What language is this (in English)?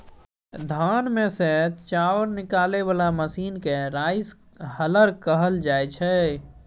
Maithili